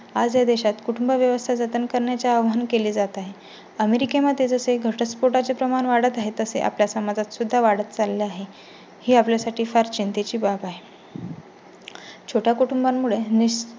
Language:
Marathi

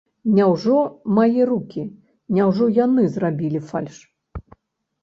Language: Belarusian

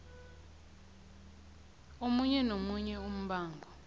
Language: South Ndebele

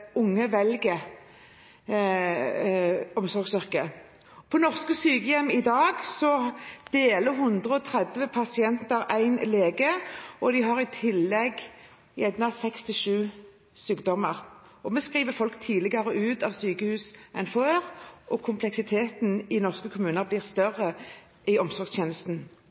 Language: Norwegian Bokmål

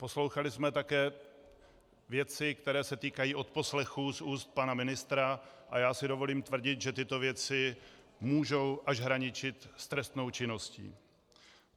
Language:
Czech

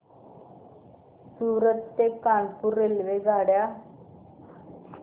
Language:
Marathi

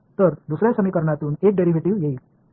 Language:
Marathi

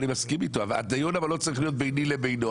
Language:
Hebrew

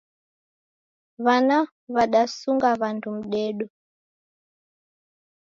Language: Taita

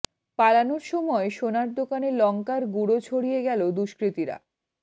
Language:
Bangla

